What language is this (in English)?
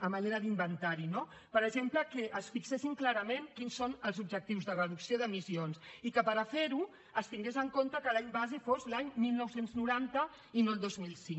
Catalan